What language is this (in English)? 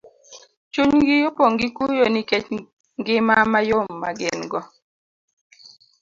Luo (Kenya and Tanzania)